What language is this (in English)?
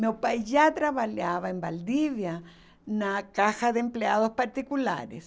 Portuguese